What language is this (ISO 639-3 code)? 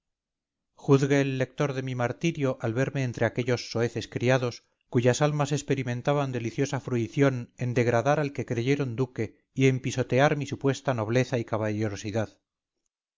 spa